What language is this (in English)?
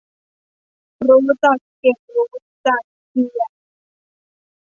Thai